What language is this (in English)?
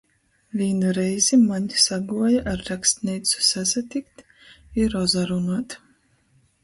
Latgalian